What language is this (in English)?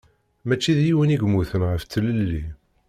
Kabyle